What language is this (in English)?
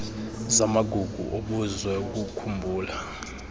Xhosa